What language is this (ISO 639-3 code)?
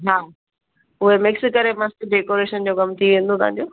snd